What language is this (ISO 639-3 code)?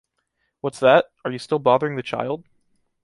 eng